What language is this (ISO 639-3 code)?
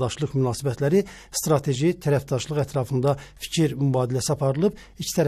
tur